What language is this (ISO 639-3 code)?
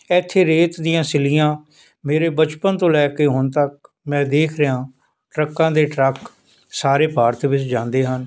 pan